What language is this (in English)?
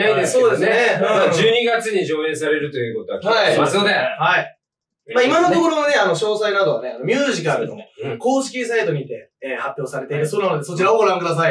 Japanese